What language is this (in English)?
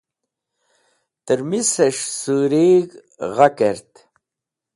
Wakhi